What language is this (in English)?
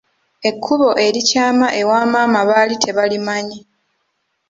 Ganda